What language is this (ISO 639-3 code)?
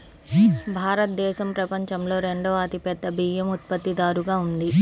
tel